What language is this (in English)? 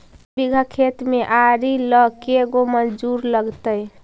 Magahi